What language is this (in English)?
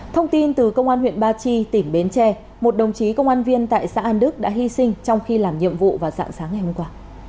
Vietnamese